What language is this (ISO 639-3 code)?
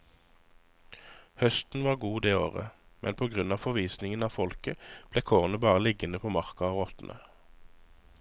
nor